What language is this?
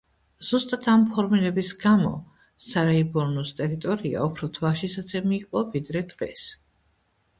Georgian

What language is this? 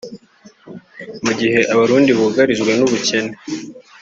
Kinyarwanda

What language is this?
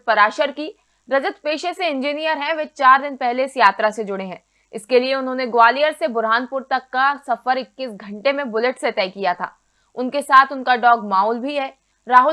Hindi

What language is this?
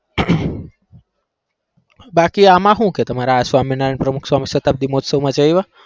Gujarati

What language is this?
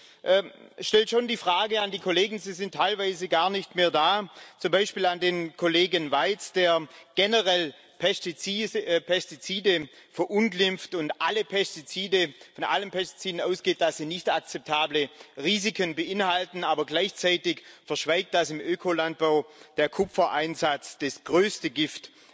German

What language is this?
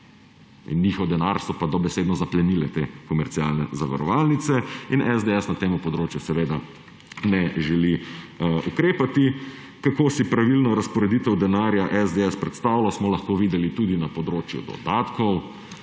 Slovenian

